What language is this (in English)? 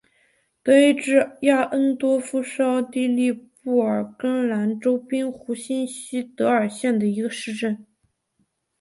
Chinese